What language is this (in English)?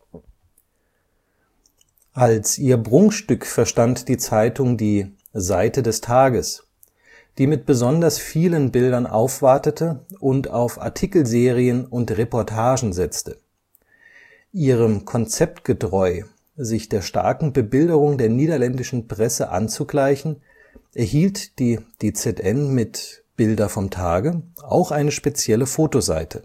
German